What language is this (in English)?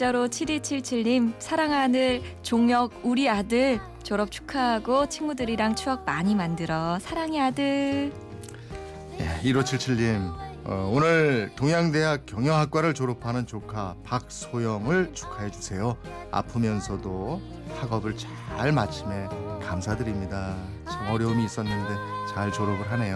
Korean